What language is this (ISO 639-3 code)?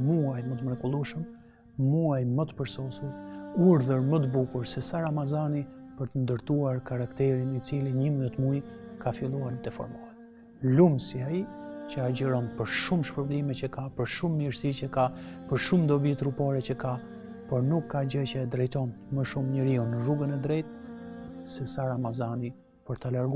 ron